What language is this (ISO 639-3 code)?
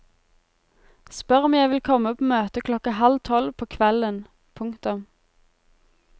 nor